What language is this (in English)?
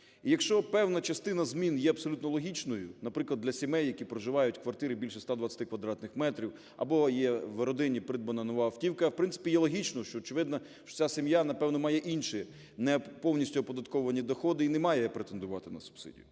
Ukrainian